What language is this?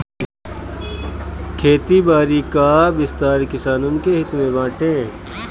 Bhojpuri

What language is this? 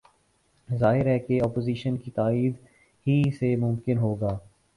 Urdu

